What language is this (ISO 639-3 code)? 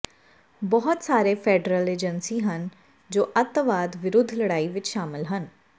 pan